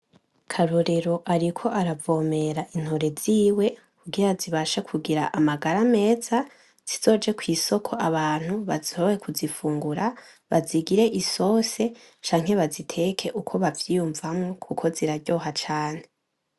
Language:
Rundi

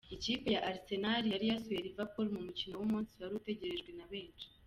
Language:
Kinyarwanda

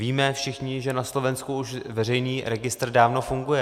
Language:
Czech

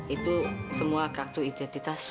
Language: Indonesian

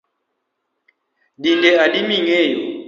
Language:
Luo (Kenya and Tanzania)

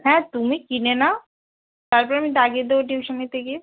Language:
Bangla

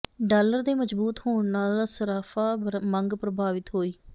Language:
Punjabi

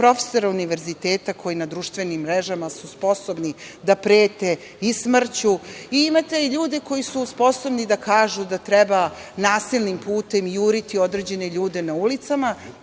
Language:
Serbian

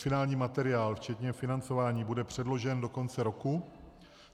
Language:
Czech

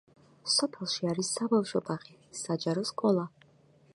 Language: Georgian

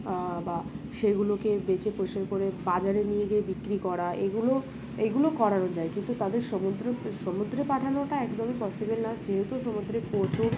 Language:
Bangla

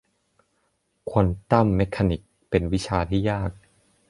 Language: Thai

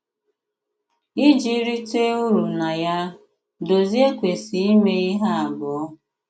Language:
Igbo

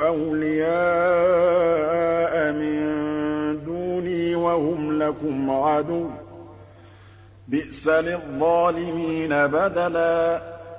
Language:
Arabic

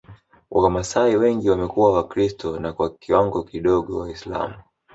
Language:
Swahili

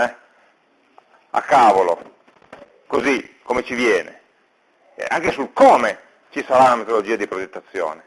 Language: Italian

